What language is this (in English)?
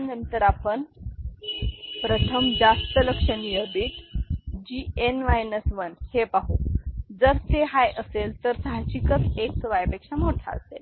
Marathi